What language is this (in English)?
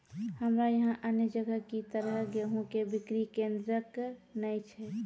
Maithili